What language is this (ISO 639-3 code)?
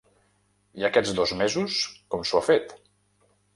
cat